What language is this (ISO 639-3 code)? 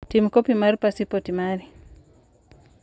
luo